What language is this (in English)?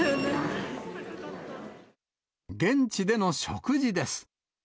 Japanese